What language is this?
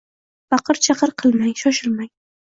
Uzbek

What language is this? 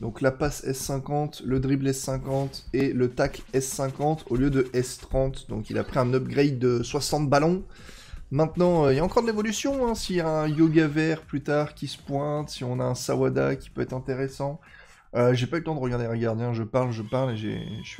French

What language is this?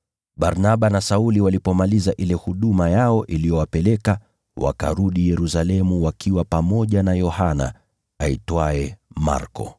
Swahili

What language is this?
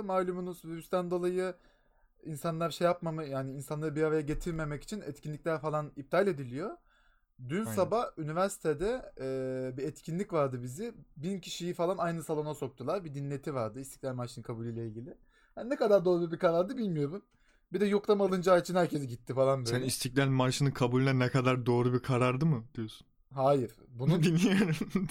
Turkish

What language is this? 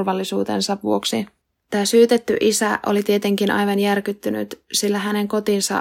Finnish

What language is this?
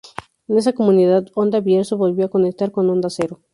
Spanish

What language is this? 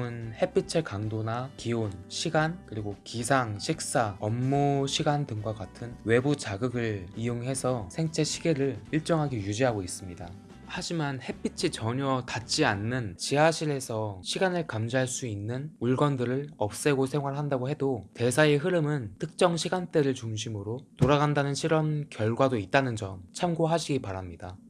Korean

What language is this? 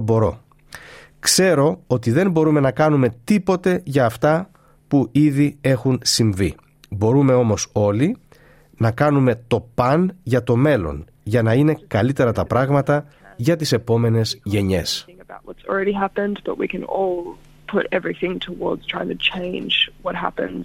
Greek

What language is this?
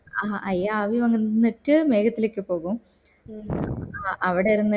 Malayalam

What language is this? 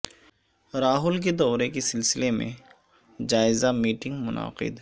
Urdu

